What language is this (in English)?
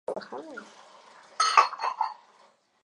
Spanish